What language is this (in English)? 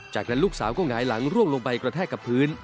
Thai